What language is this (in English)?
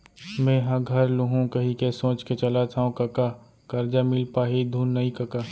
Chhattisgarhi